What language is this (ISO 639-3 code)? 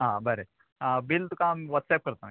kok